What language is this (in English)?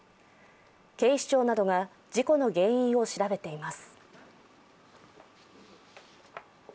Japanese